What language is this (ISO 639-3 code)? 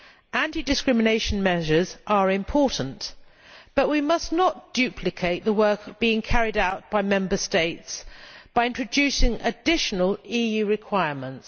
eng